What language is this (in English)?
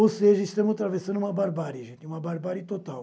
Portuguese